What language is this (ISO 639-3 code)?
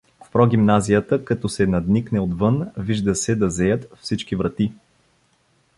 bul